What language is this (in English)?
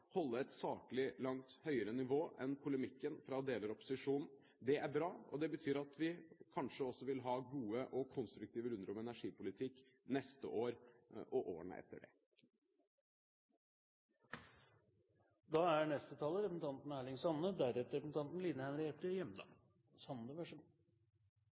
Norwegian